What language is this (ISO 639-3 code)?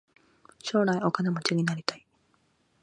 jpn